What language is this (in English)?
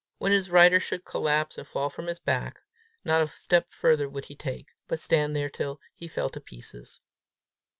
English